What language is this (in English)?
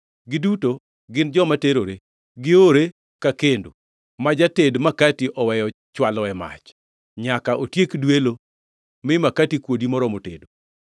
Luo (Kenya and Tanzania)